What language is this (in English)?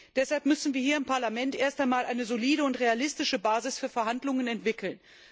German